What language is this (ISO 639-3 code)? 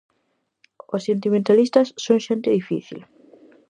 glg